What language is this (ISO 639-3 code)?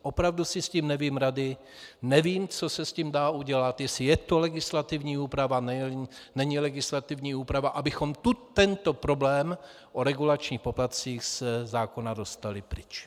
ces